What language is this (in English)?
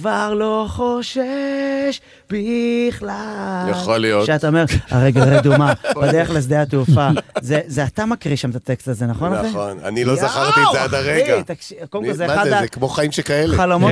Hebrew